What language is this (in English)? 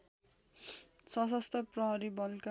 Nepali